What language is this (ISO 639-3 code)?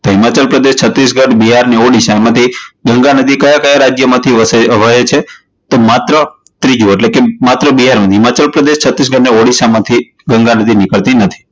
guj